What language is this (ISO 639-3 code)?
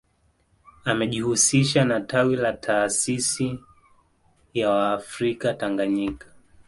swa